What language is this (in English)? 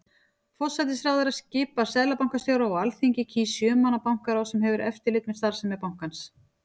Icelandic